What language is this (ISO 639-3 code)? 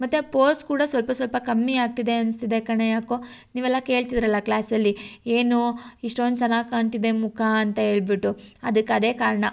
kan